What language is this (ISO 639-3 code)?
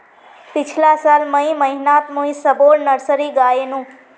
mag